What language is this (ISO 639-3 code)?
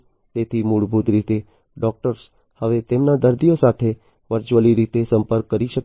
guj